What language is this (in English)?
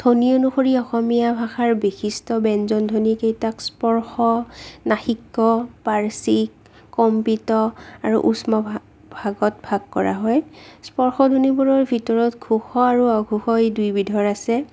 Assamese